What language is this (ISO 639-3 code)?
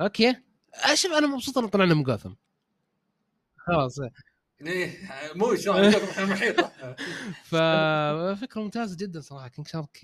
ara